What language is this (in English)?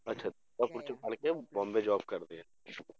Punjabi